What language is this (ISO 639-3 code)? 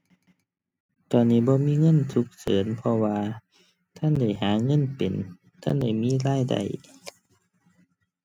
tha